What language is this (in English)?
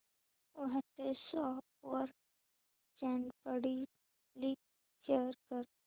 Marathi